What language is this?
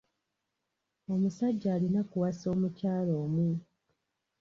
Ganda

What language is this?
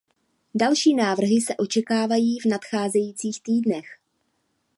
Czech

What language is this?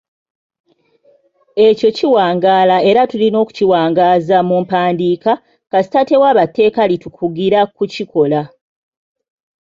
Ganda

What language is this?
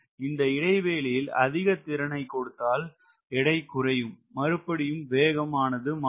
Tamil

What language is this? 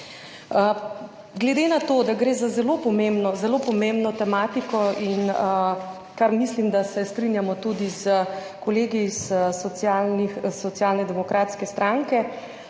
Slovenian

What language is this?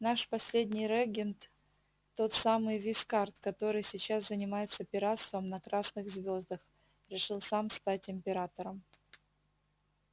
Russian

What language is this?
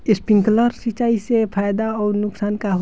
Bhojpuri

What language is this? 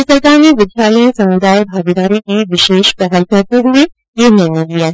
Hindi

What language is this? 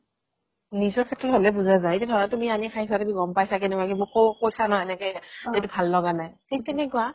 Assamese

